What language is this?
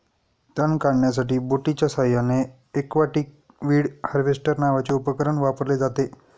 Marathi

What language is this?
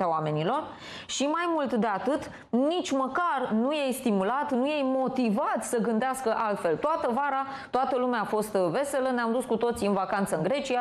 Romanian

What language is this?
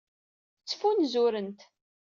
Kabyle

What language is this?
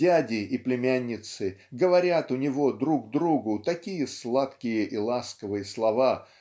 Russian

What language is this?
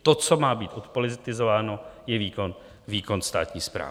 Czech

